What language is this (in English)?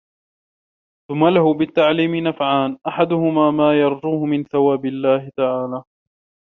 Arabic